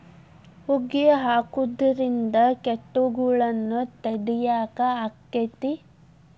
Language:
Kannada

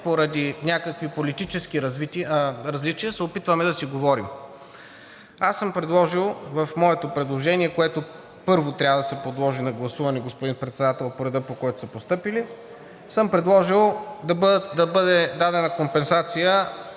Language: Bulgarian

